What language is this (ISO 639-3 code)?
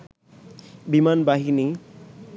ben